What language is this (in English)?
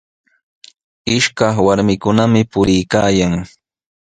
Sihuas Ancash Quechua